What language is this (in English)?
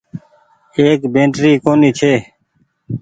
Goaria